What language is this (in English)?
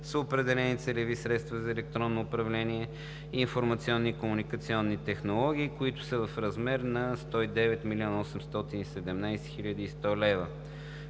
Bulgarian